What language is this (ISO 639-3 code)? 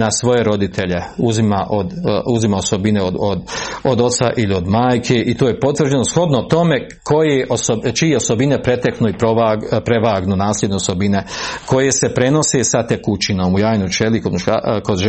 hrv